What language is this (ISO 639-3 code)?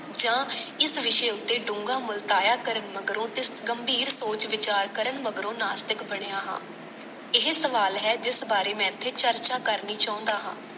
pan